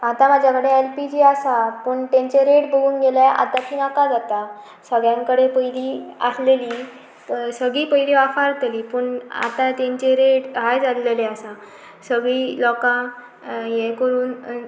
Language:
Konkani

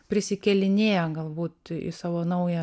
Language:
Lithuanian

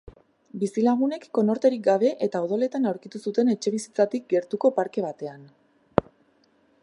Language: Basque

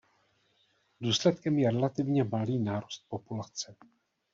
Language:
Czech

